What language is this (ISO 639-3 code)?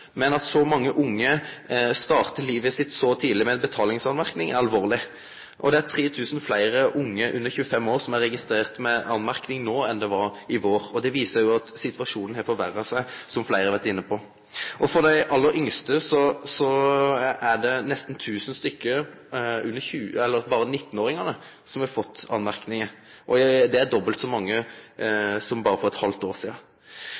nno